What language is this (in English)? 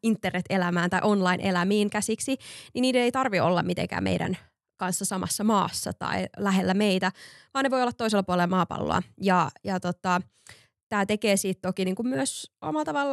Finnish